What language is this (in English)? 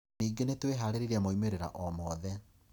Kikuyu